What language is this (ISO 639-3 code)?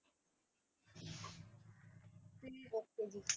pan